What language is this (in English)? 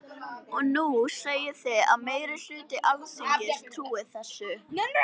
Icelandic